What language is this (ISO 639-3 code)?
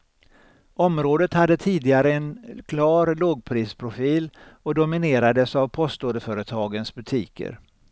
swe